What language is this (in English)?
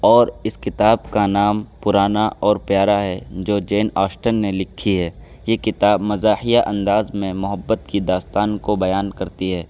Urdu